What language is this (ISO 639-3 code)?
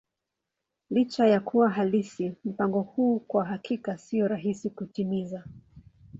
swa